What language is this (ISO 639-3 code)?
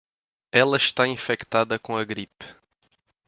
por